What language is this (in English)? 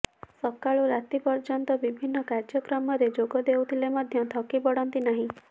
Odia